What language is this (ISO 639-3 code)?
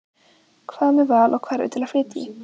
isl